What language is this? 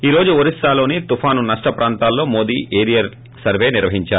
Telugu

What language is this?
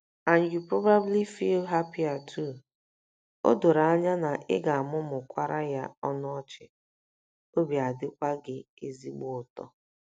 Igbo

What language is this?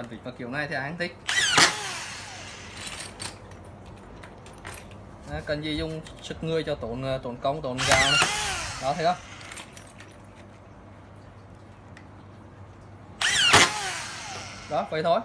Vietnamese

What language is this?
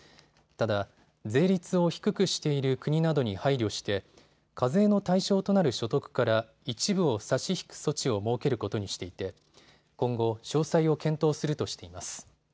Japanese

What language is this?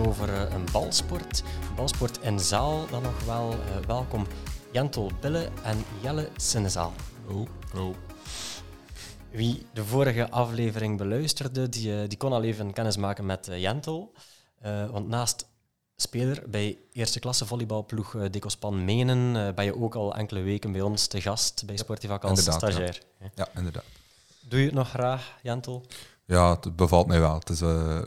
Dutch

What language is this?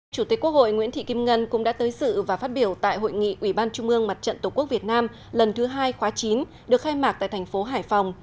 Vietnamese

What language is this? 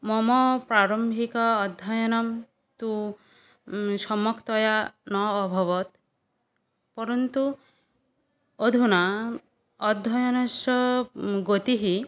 Sanskrit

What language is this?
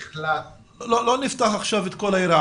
Hebrew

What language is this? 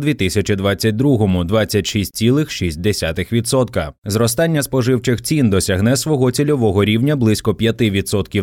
Ukrainian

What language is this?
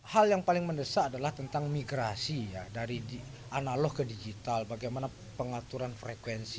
Indonesian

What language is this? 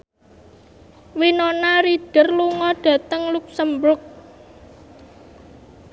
Javanese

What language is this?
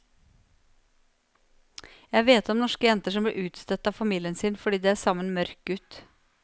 Norwegian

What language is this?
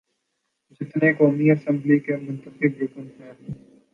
Urdu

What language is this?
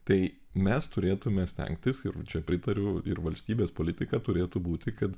Lithuanian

